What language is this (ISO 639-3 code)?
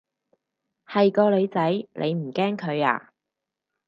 yue